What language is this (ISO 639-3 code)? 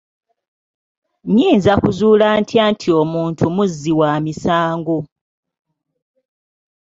lug